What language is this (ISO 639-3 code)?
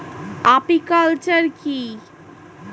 ben